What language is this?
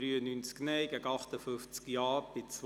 Swiss German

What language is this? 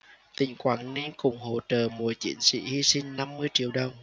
Vietnamese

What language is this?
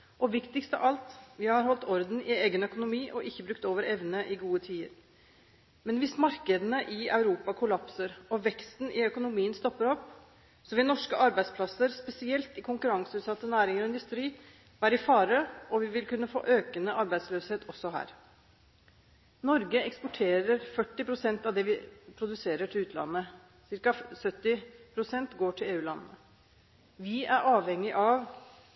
Norwegian Bokmål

